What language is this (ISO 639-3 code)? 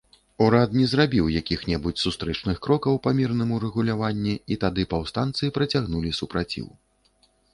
bel